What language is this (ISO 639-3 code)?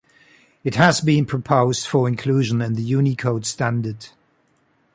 eng